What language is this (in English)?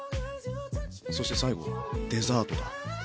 Japanese